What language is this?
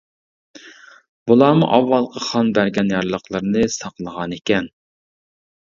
Uyghur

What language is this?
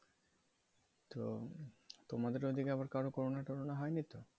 Bangla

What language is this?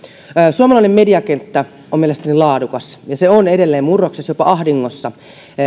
Finnish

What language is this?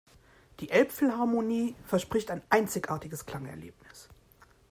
German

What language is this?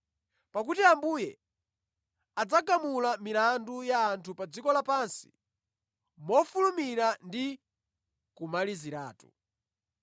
Nyanja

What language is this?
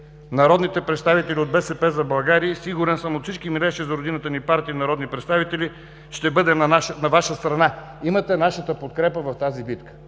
Bulgarian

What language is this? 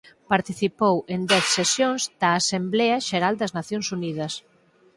Galician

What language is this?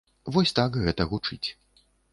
Belarusian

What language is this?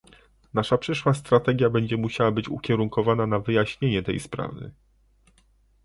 Polish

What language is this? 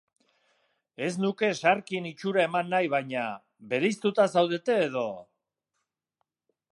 Basque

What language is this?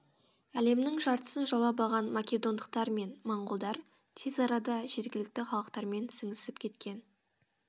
Kazakh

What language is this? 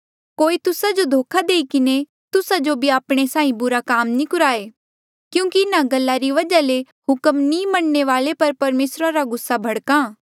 Mandeali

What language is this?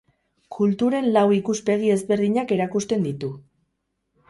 Basque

